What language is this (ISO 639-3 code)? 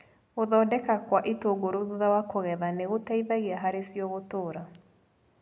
kik